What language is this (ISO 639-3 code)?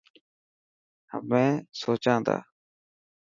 mki